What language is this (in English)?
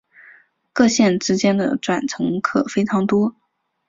Chinese